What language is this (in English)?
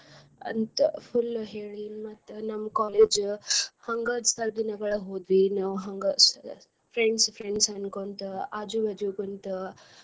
Kannada